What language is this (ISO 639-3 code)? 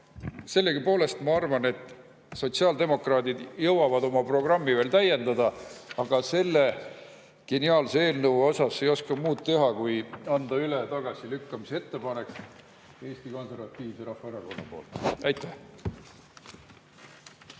est